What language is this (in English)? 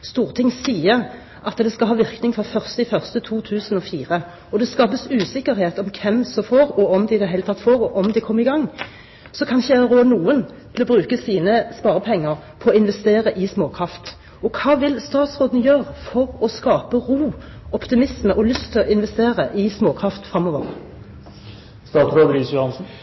Norwegian Bokmål